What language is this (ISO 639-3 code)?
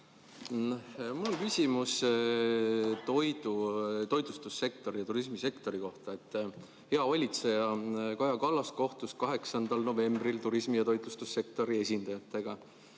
est